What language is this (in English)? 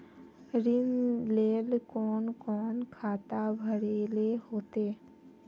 Magahi